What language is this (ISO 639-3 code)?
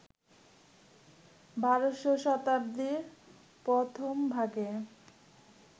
ben